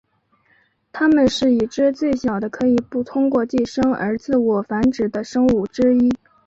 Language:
Chinese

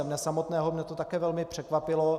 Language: Czech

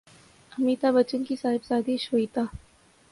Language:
Urdu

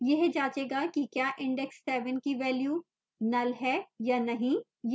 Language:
Hindi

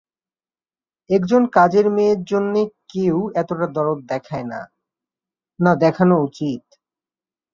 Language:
Bangla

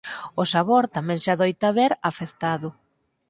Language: Galician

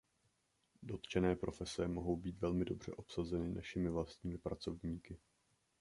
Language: Czech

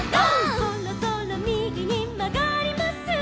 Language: Japanese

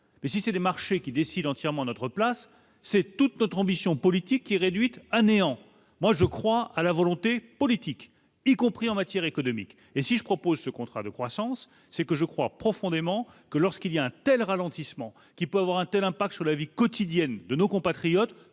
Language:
French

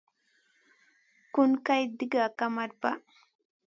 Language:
Masana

